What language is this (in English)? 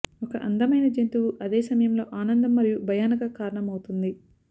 Telugu